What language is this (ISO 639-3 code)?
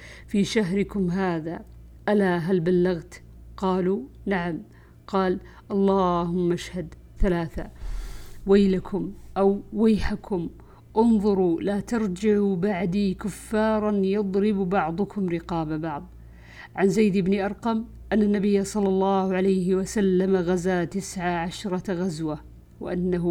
ara